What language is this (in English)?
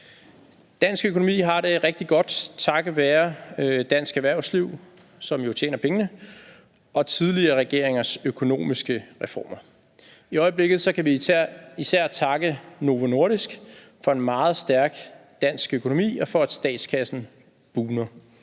Danish